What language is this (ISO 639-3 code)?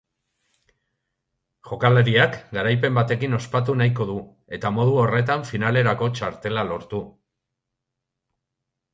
eus